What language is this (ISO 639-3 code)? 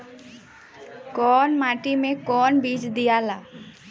bho